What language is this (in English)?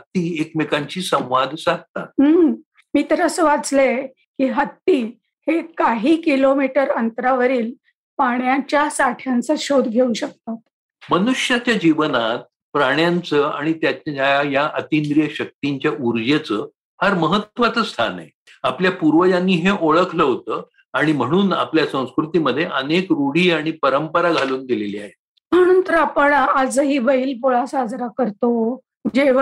Marathi